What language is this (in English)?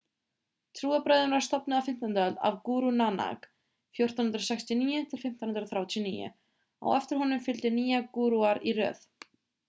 Icelandic